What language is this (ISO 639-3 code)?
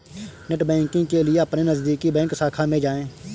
hin